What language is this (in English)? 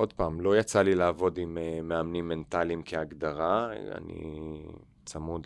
Hebrew